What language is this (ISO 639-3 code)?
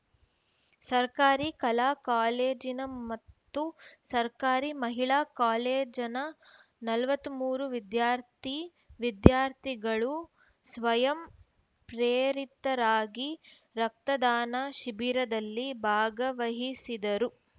kan